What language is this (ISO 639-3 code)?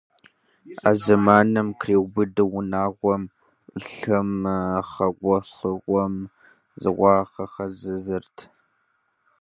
kbd